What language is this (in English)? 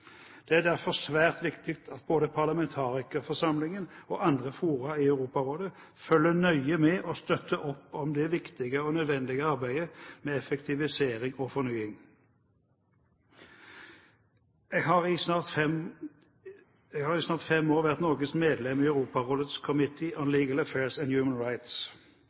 Norwegian Bokmål